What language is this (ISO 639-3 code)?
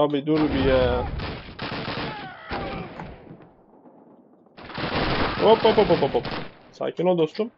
tur